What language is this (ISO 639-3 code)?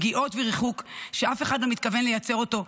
heb